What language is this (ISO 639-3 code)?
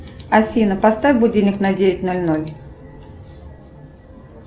rus